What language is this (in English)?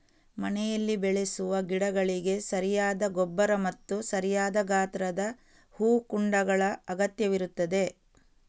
Kannada